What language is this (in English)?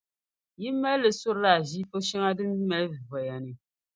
Dagbani